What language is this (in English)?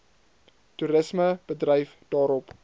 Afrikaans